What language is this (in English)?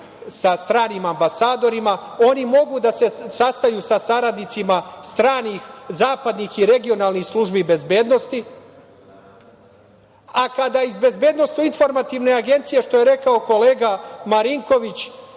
Serbian